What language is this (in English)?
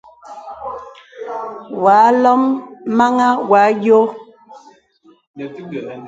Bebele